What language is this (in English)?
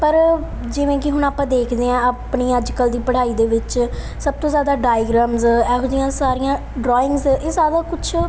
Punjabi